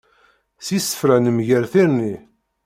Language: Kabyle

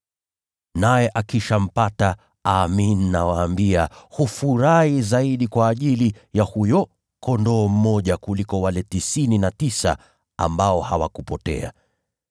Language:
Swahili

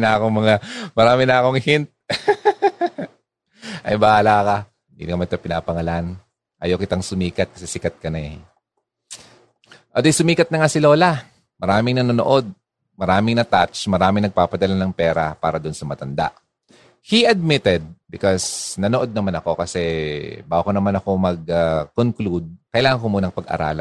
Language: Filipino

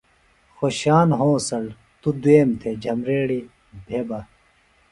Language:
Phalura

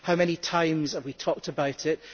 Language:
English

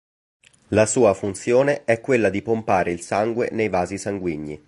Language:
Italian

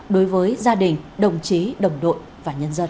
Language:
Vietnamese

